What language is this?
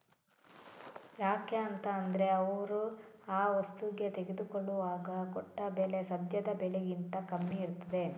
Kannada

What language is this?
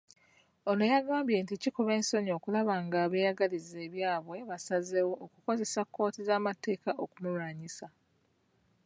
Ganda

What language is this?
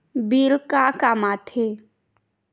Chhattisgarhi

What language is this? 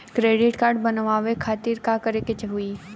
Bhojpuri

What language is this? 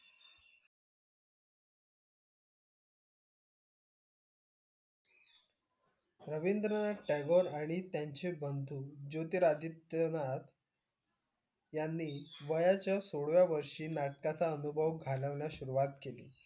Marathi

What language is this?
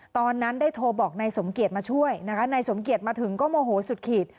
Thai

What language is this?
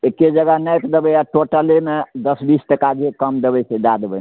Maithili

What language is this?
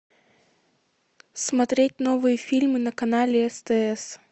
Russian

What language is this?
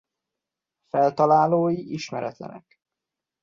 Hungarian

